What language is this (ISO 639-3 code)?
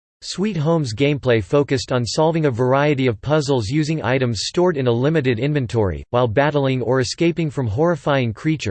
eng